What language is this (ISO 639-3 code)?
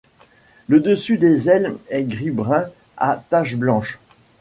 fra